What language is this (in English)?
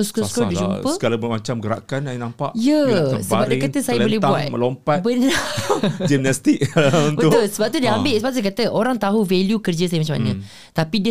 Malay